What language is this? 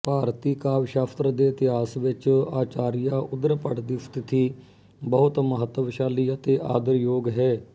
Punjabi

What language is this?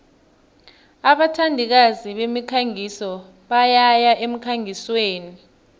South Ndebele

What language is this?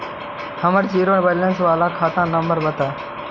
Magahi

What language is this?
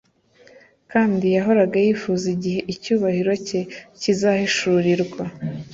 Kinyarwanda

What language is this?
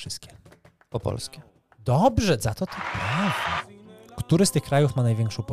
Polish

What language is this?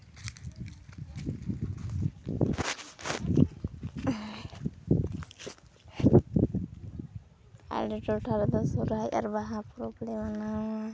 Santali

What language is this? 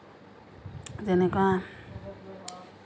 Assamese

